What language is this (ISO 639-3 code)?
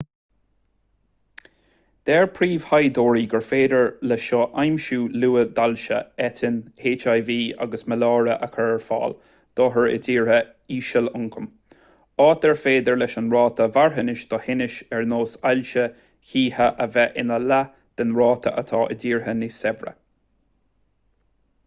gle